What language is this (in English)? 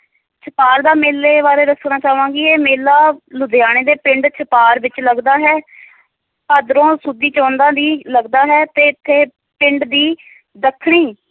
Punjabi